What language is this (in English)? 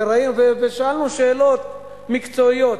Hebrew